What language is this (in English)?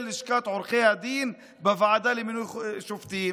Hebrew